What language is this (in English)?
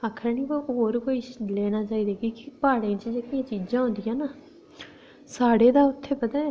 Dogri